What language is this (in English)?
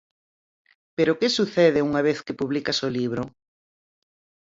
Galician